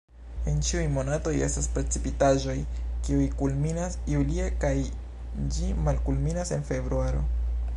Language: Esperanto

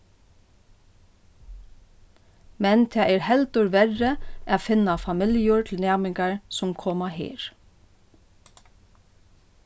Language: Faroese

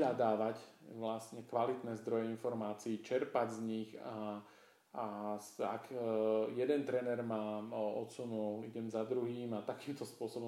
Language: Slovak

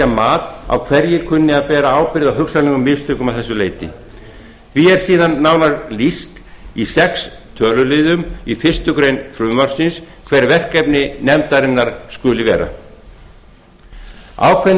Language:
Icelandic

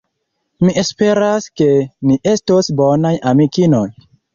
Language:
Esperanto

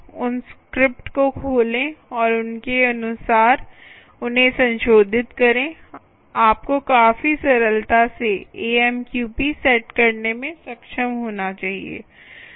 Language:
Hindi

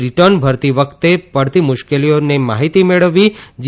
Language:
Gujarati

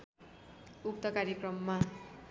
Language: Nepali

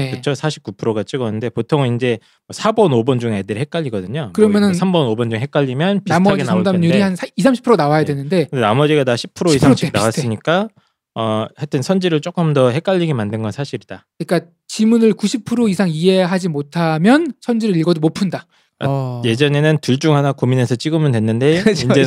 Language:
Korean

